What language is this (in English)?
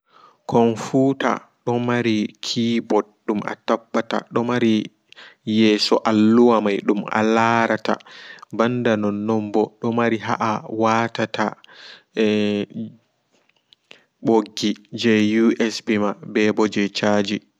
Fula